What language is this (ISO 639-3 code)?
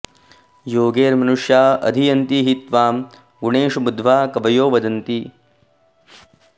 san